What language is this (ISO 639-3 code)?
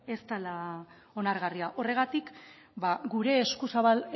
eus